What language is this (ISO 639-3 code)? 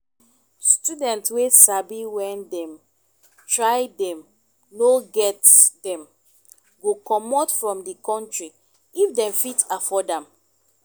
pcm